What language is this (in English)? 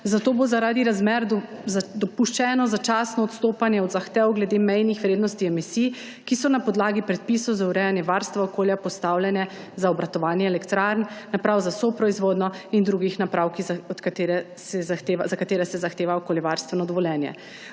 Slovenian